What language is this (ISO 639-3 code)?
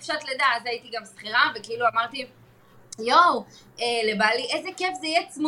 heb